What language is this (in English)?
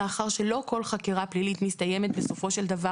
Hebrew